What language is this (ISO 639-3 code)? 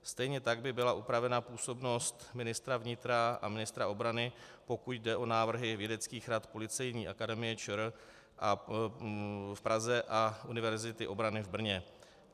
ces